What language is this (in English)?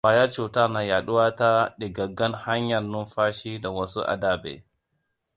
Hausa